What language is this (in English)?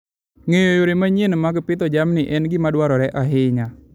Luo (Kenya and Tanzania)